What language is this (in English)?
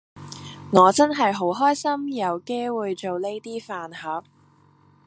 Cantonese